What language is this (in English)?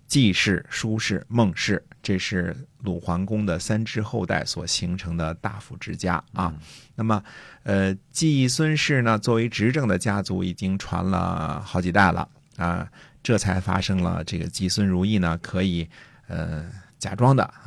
Chinese